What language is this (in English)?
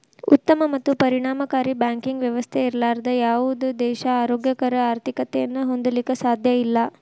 Kannada